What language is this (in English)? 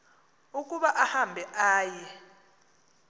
Xhosa